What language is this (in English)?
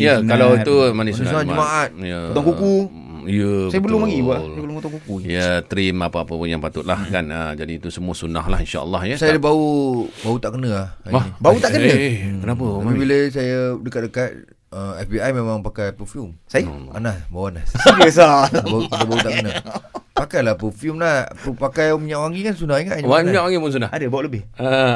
Malay